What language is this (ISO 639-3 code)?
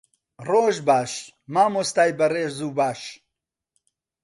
ckb